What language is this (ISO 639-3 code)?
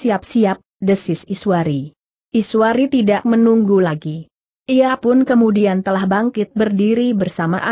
ind